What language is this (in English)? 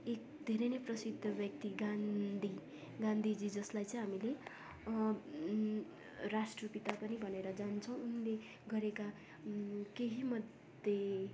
Nepali